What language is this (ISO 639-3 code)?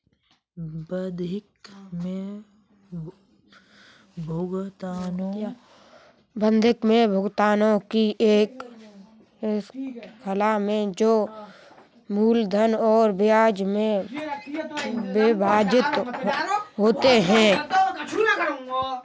hin